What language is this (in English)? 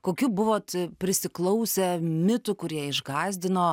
Lithuanian